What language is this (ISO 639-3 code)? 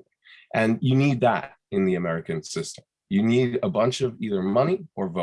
eng